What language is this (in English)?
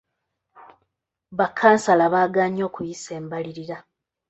Ganda